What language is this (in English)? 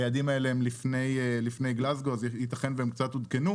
Hebrew